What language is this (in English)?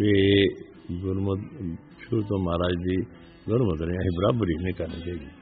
Punjabi